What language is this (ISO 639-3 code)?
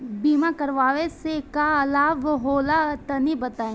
bho